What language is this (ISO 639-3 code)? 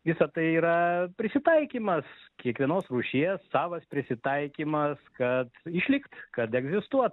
lit